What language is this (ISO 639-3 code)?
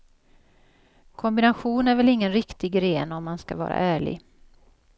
swe